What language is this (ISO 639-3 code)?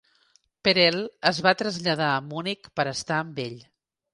cat